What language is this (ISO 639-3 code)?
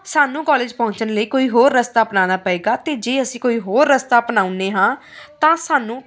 pan